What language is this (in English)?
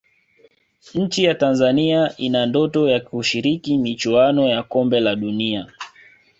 Swahili